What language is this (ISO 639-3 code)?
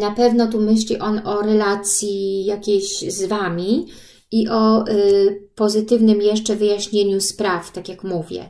pol